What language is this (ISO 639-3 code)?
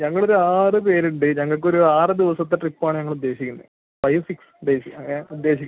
mal